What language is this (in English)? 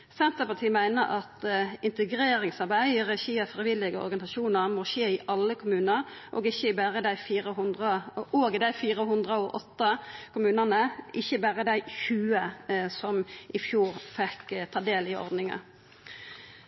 Norwegian Nynorsk